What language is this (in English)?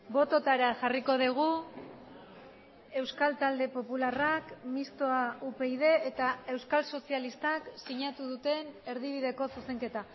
Basque